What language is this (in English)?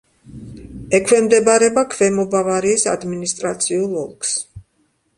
Georgian